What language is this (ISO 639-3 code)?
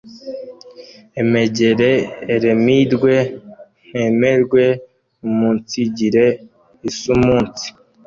kin